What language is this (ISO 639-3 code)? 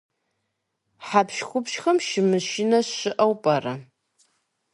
kbd